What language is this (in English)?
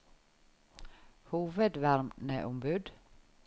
Norwegian